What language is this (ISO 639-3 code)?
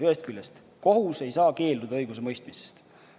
est